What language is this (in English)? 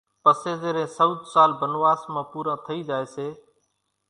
Kachi Koli